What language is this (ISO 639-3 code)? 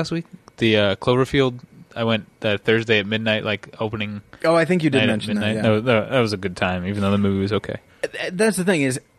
eng